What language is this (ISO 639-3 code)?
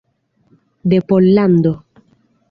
epo